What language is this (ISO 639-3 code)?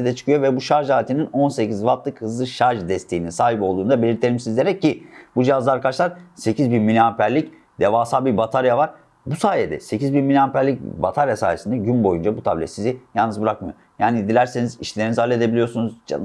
tur